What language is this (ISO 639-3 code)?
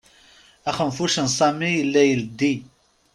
kab